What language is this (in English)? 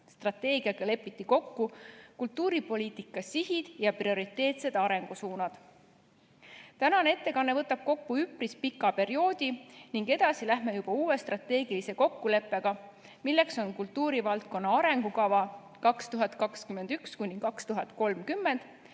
Estonian